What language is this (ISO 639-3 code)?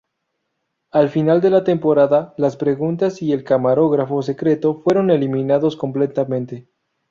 spa